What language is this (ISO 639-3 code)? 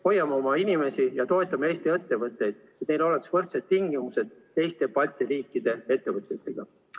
est